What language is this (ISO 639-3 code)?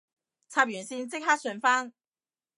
yue